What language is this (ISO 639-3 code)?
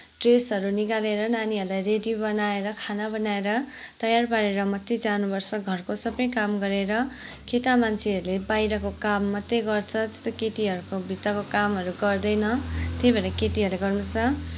nep